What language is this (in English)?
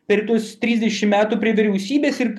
Lithuanian